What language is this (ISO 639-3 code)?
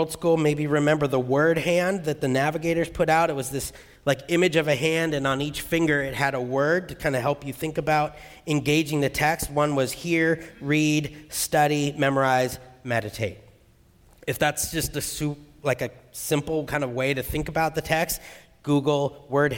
eng